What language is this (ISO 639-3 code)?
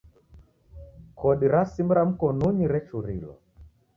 dav